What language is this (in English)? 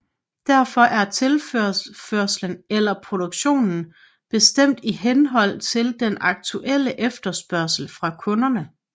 Danish